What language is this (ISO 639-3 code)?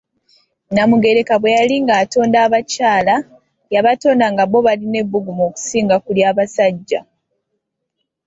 lug